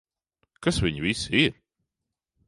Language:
Latvian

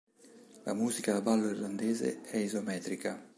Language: Italian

